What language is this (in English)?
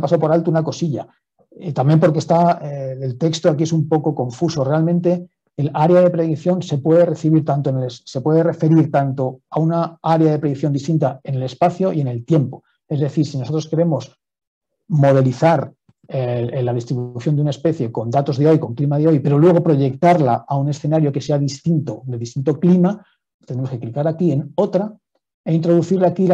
Spanish